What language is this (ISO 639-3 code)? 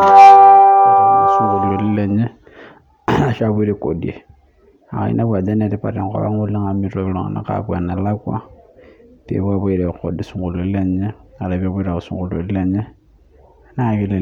mas